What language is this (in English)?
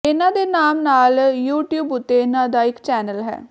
Punjabi